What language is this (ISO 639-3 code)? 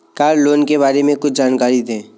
hin